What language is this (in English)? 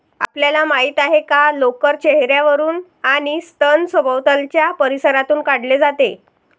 Marathi